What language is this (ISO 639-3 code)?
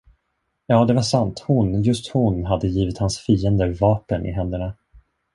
swe